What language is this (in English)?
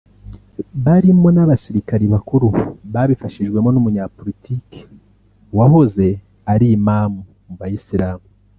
Kinyarwanda